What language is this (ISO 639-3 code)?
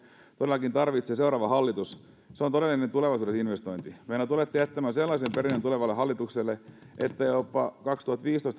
fin